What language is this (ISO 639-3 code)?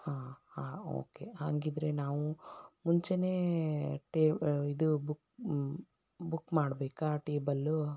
kan